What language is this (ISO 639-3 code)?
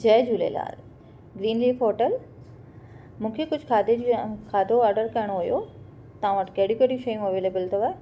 snd